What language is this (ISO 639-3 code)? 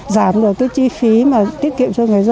vie